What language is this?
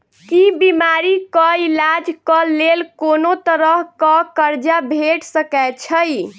Maithili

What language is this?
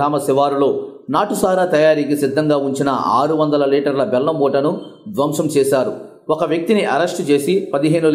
Korean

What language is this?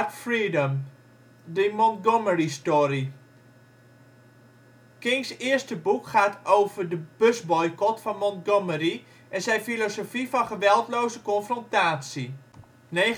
Dutch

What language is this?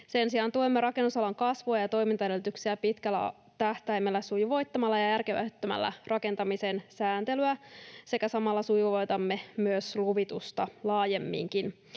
Finnish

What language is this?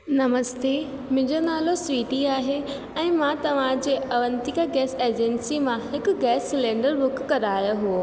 Sindhi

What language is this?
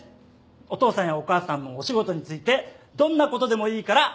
Japanese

